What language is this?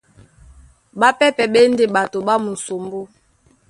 Duala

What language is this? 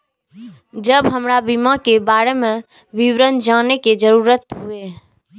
Maithili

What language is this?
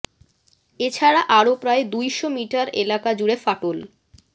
Bangla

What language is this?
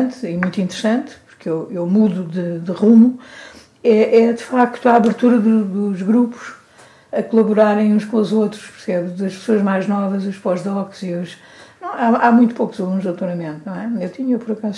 Portuguese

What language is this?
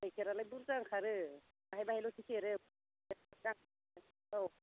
Bodo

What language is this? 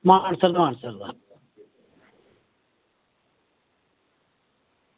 Dogri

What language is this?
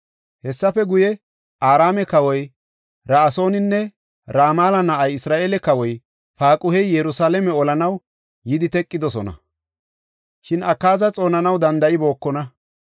Gofa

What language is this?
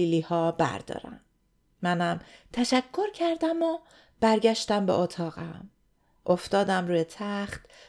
Persian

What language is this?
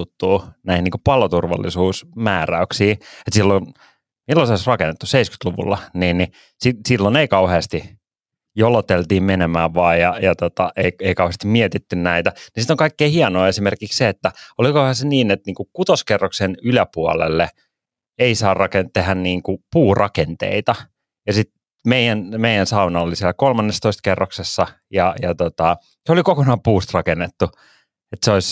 Finnish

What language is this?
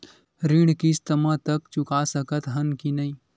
Chhattisgarhi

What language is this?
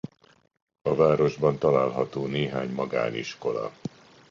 Hungarian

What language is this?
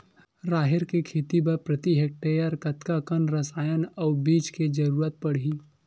Chhattisgarhi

